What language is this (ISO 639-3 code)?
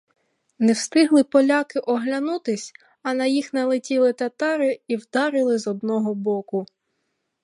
ukr